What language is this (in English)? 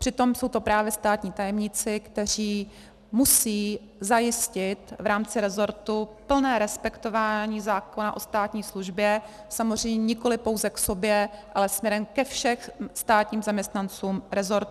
Czech